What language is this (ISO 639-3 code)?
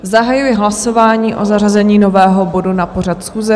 ces